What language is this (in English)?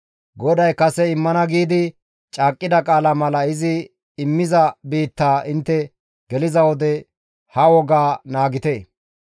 Gamo